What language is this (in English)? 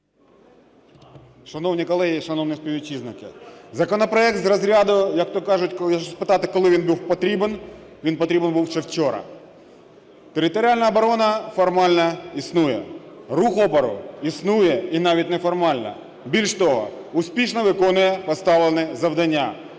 Ukrainian